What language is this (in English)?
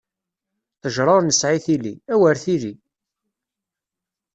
Kabyle